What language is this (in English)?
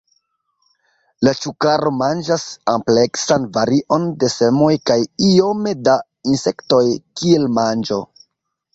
Esperanto